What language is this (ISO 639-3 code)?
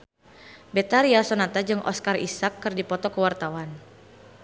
sun